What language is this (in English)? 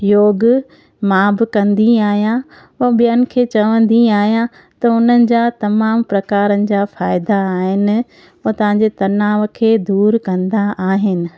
Sindhi